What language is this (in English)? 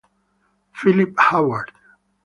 Italian